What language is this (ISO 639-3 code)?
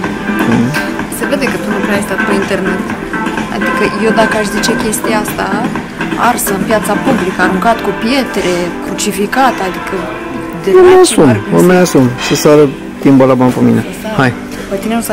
ron